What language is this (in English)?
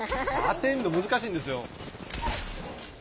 Japanese